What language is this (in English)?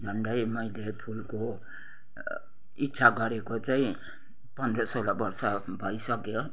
Nepali